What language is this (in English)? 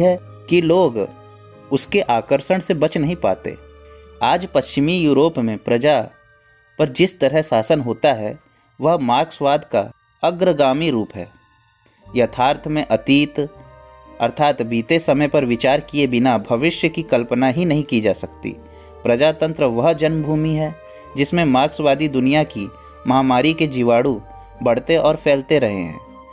Hindi